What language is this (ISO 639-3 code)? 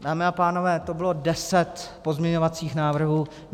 ces